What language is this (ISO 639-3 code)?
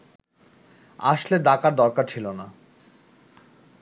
ben